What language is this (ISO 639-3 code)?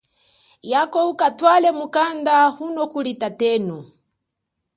cjk